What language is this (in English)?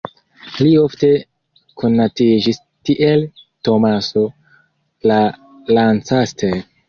Esperanto